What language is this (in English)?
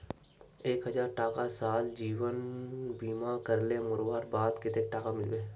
Magahi